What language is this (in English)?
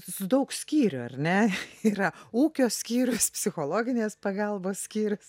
Lithuanian